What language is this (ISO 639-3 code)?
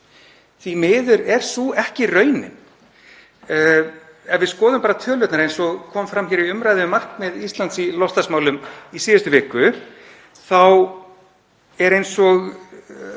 isl